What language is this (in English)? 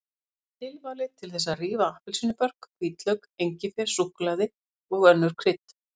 Icelandic